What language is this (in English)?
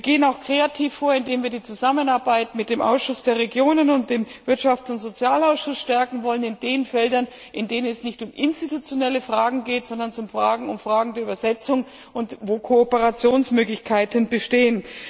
German